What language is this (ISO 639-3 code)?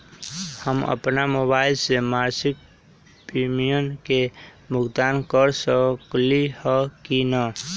mag